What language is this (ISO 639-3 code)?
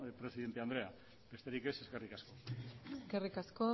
eus